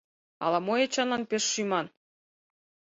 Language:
Mari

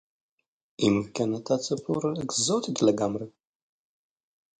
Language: Hebrew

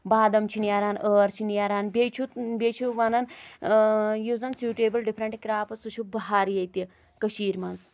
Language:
Kashmiri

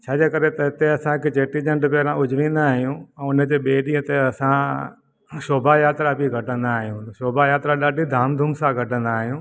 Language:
Sindhi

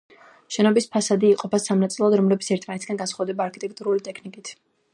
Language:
Georgian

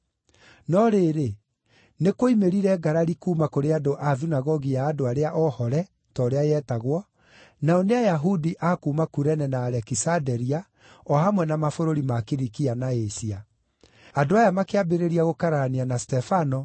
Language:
Kikuyu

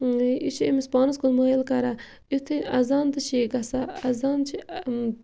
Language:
Kashmiri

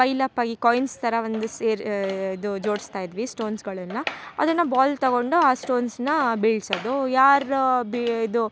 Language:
Kannada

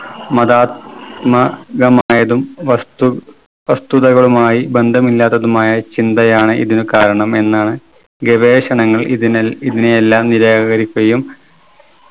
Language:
Malayalam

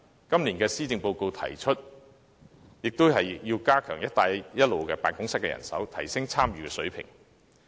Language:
Cantonese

